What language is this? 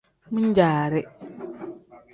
Tem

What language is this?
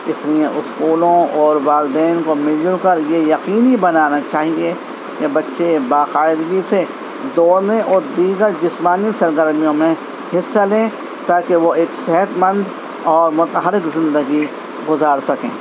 Urdu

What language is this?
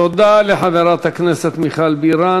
Hebrew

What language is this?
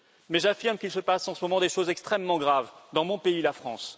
French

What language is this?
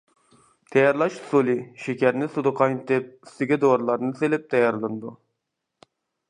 Uyghur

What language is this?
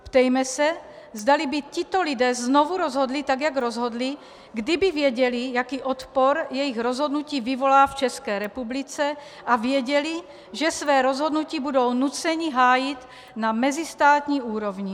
Czech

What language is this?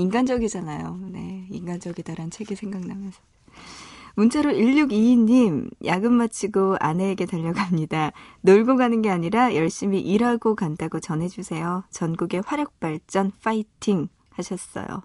Korean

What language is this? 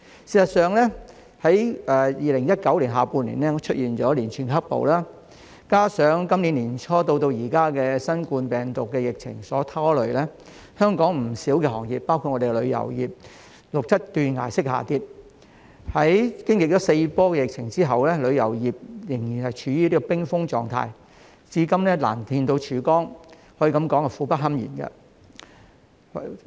Cantonese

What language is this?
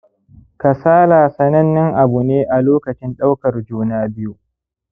Hausa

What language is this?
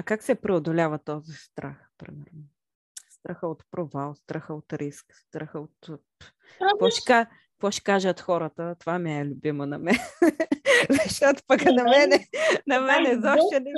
Bulgarian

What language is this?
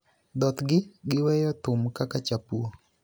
Luo (Kenya and Tanzania)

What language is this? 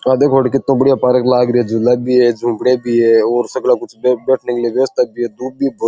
Rajasthani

